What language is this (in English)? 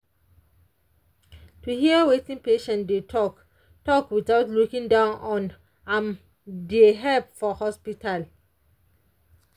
Nigerian Pidgin